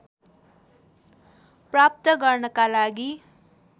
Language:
Nepali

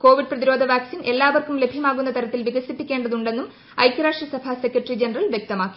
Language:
Malayalam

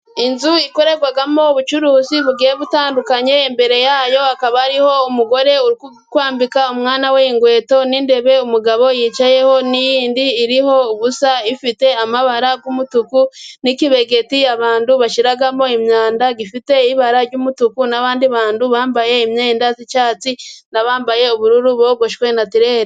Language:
Kinyarwanda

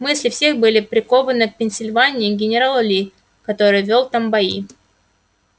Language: Russian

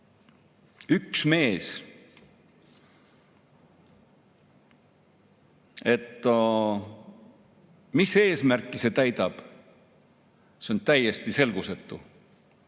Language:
Estonian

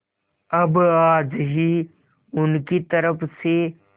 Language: Hindi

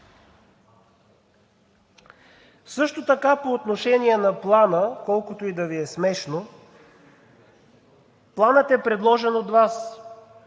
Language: Bulgarian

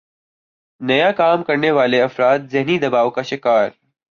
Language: Urdu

